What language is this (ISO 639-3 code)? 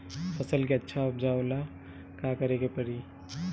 bho